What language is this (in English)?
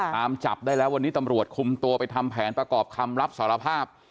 Thai